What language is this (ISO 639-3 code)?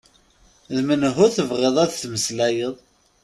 kab